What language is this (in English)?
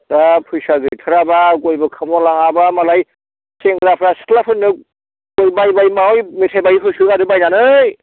Bodo